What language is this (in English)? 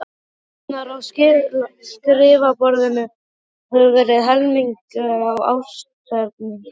Icelandic